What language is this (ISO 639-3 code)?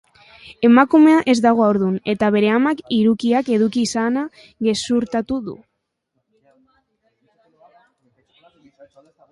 eus